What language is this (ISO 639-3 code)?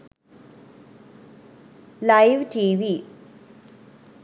sin